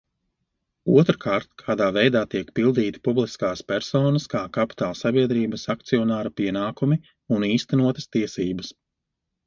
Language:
Latvian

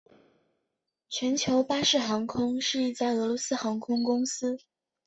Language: Chinese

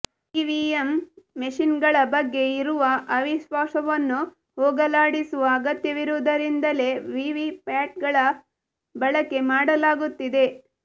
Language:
Kannada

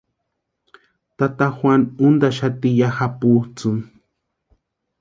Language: Western Highland Purepecha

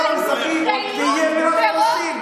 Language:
Hebrew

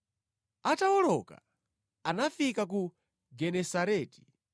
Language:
Nyanja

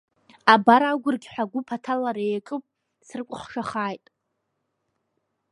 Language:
Abkhazian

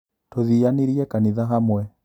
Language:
Kikuyu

